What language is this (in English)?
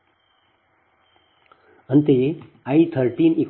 Kannada